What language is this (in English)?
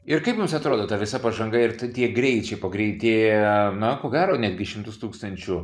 Lithuanian